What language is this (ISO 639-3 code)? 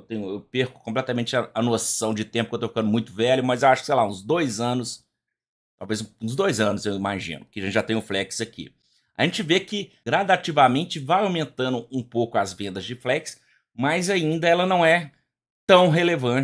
por